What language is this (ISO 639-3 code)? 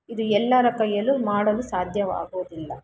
kan